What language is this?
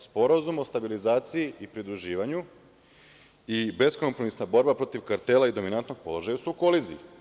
Serbian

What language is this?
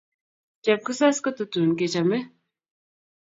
Kalenjin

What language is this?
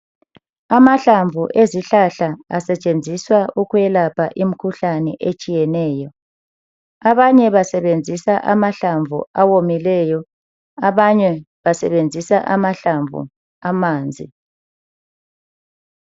North Ndebele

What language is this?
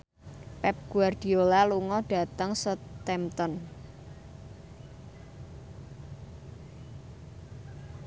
Javanese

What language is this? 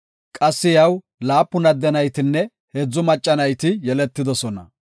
Gofa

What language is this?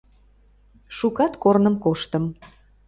Mari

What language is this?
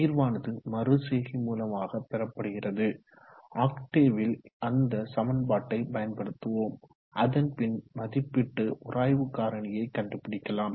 Tamil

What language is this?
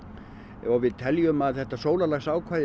Icelandic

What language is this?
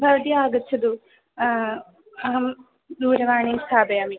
Sanskrit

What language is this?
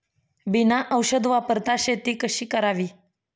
Marathi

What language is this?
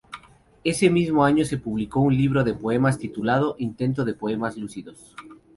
Spanish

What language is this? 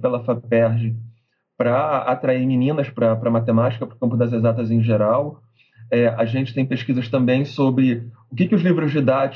Portuguese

